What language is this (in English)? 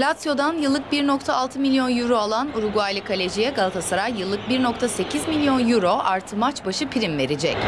Turkish